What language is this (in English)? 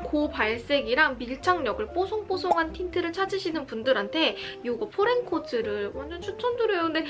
Korean